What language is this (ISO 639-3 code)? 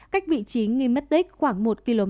vie